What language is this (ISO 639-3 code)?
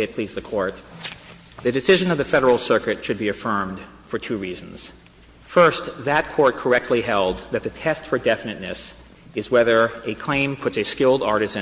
eng